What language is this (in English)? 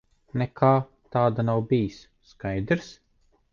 Latvian